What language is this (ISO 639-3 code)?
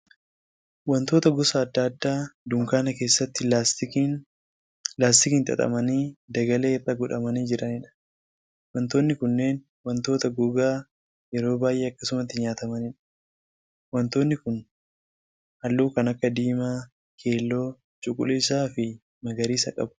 orm